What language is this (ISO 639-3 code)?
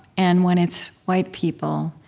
eng